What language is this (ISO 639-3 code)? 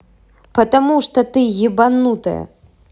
rus